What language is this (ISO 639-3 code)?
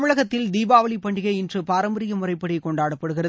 tam